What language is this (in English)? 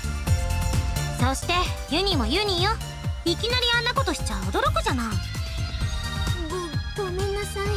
Japanese